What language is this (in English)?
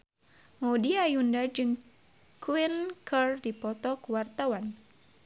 Sundanese